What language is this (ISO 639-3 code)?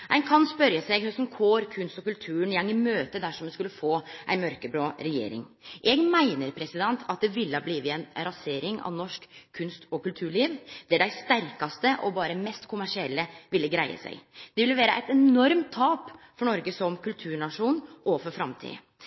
nno